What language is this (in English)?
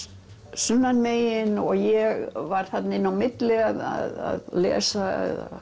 Icelandic